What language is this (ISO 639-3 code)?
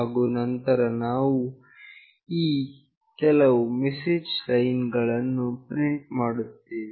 kan